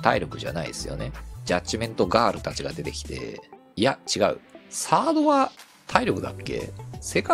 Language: Japanese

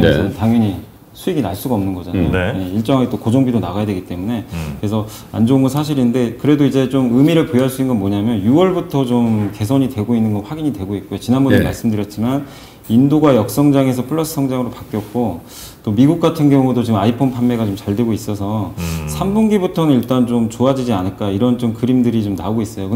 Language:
Korean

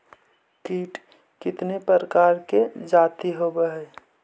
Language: Magahi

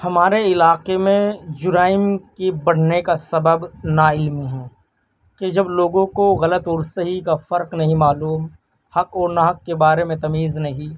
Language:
Urdu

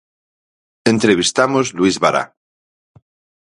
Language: Galician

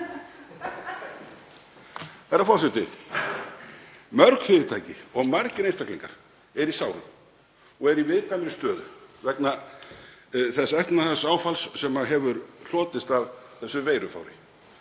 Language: Icelandic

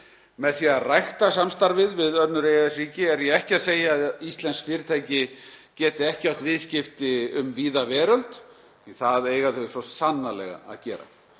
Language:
Icelandic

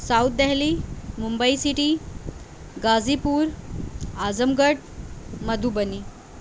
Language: Urdu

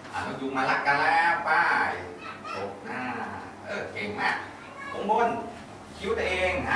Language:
Thai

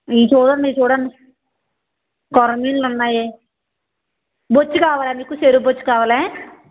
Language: Telugu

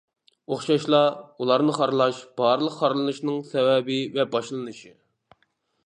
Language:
Uyghur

